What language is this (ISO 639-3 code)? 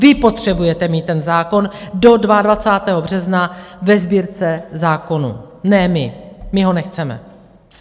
ces